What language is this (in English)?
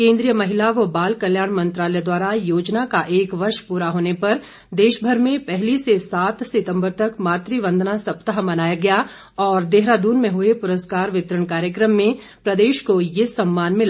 Hindi